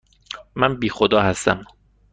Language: Persian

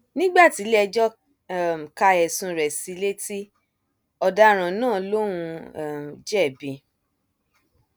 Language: Yoruba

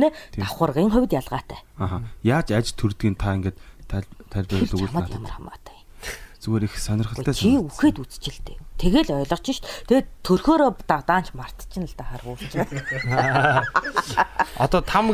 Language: Korean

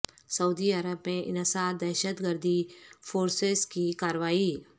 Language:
Urdu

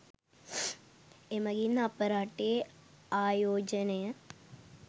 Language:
Sinhala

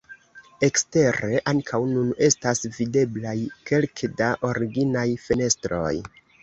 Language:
Esperanto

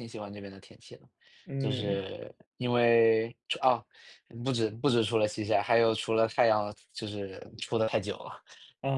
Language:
Chinese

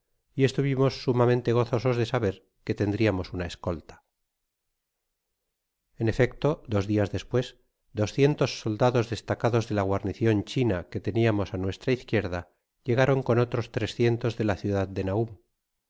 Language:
Spanish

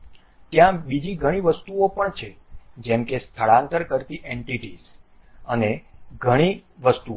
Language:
Gujarati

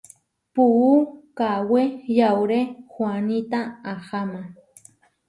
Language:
Huarijio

